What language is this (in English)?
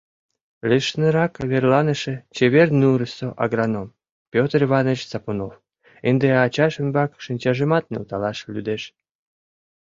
Mari